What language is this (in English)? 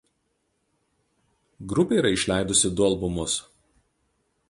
Lithuanian